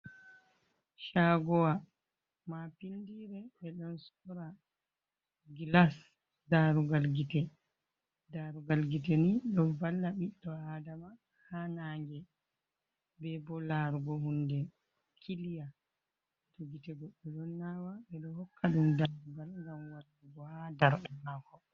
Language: Fula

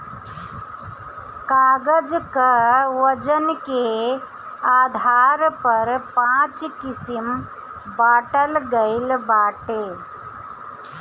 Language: Bhojpuri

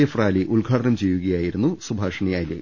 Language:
Malayalam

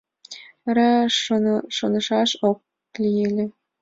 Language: Mari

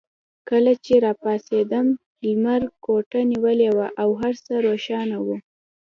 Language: Pashto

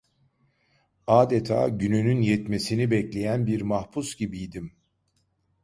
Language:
Turkish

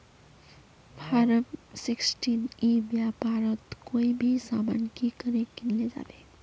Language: Magahi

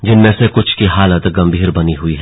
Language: Hindi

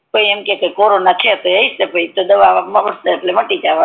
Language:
Gujarati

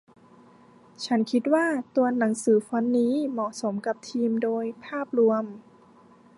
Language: Thai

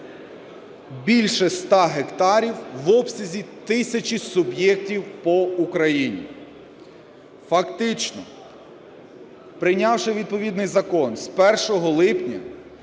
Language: Ukrainian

